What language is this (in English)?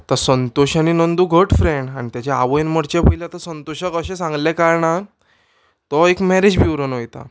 Konkani